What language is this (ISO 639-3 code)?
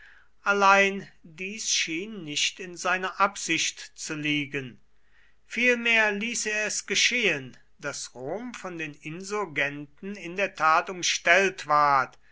deu